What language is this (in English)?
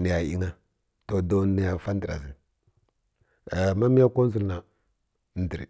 Kirya-Konzəl